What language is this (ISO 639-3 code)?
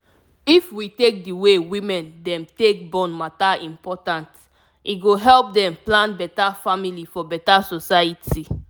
pcm